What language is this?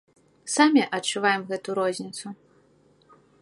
Belarusian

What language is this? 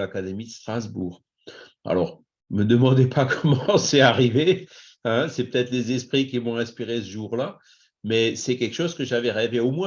French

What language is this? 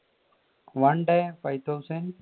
Malayalam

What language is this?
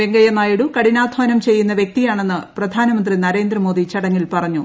Malayalam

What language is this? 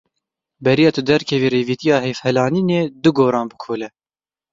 Kurdish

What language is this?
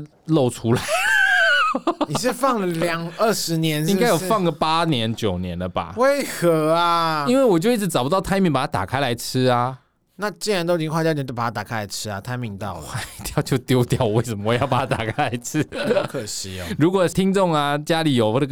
Chinese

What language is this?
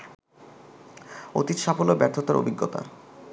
Bangla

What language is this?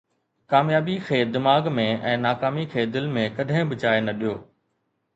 Sindhi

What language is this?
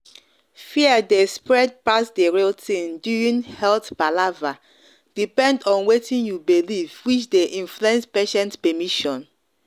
Nigerian Pidgin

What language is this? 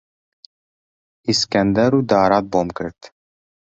Central Kurdish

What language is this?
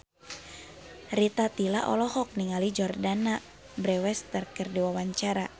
Sundanese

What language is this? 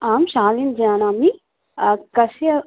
Sanskrit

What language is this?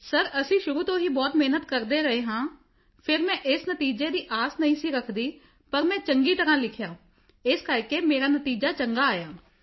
Punjabi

